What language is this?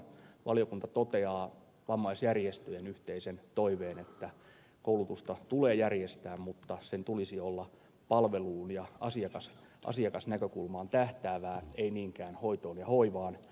Finnish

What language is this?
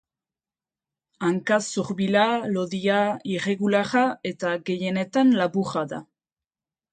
Basque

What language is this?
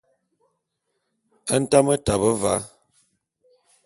Bulu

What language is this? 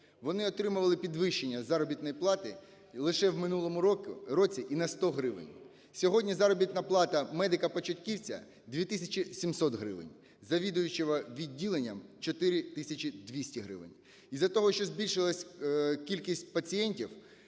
Ukrainian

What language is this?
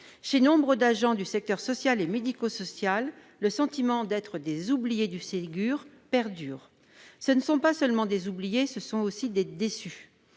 French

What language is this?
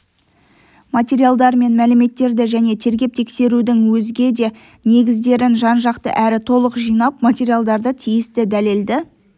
Kazakh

